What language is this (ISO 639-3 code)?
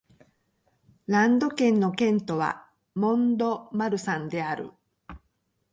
jpn